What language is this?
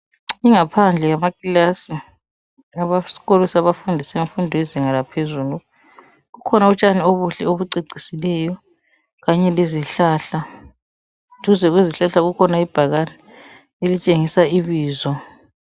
North Ndebele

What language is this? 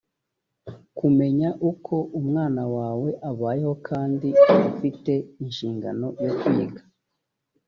Kinyarwanda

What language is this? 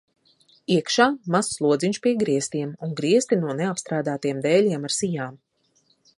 Latvian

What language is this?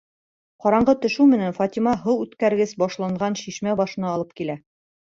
Bashkir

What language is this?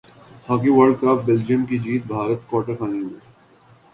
Urdu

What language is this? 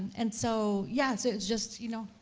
English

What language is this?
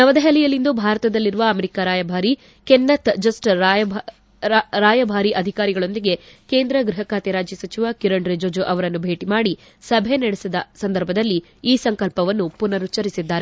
Kannada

